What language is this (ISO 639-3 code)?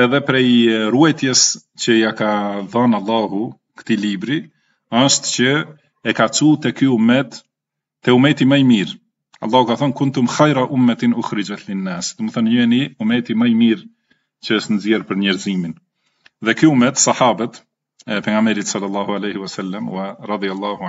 ara